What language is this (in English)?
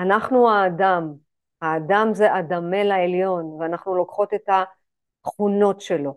Hebrew